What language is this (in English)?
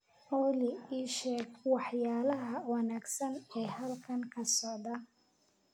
Somali